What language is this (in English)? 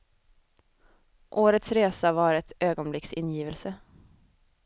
Swedish